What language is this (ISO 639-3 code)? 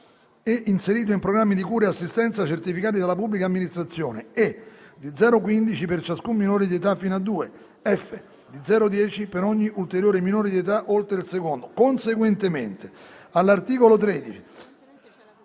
ita